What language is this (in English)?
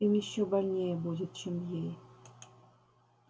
Russian